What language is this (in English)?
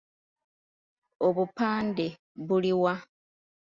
Ganda